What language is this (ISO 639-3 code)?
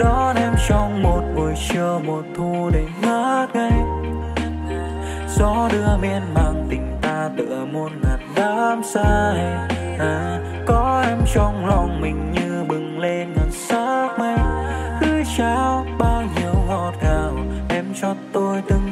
vie